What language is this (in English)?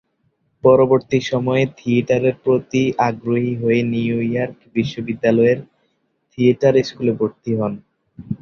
Bangla